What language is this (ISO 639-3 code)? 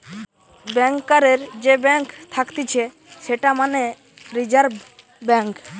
ben